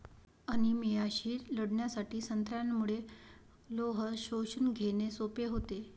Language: Marathi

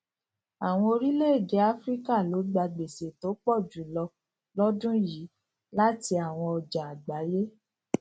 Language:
Yoruba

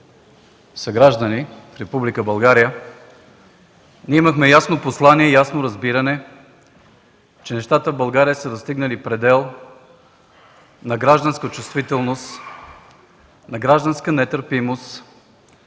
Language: Bulgarian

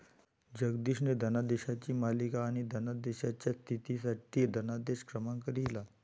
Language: Marathi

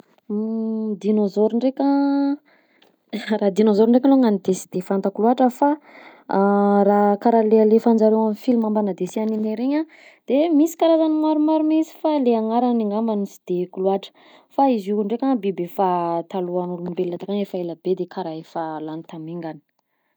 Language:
Southern Betsimisaraka Malagasy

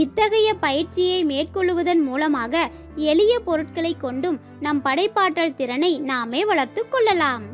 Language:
Turkish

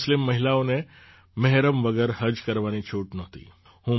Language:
Gujarati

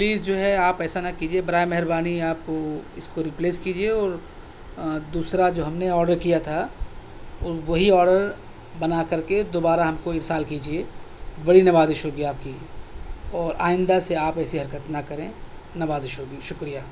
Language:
Urdu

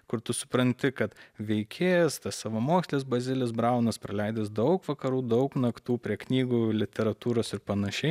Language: Lithuanian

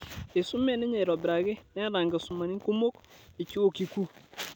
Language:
Masai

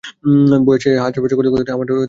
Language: Bangla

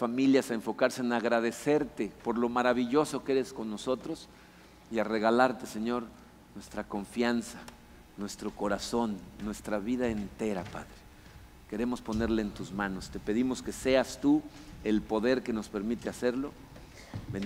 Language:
Spanish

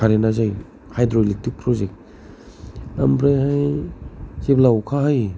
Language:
Bodo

